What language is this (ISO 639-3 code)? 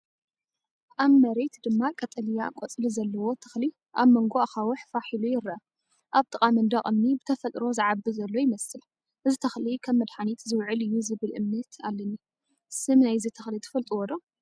tir